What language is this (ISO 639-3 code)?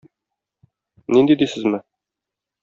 tat